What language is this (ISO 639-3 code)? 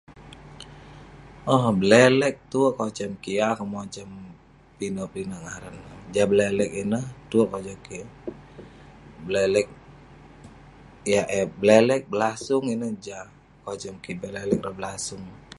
pne